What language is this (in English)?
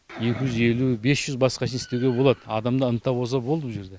Kazakh